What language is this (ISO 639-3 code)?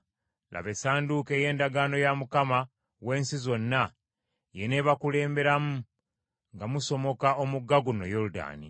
lug